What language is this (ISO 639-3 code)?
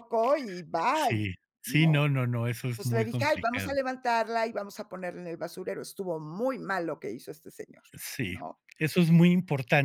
spa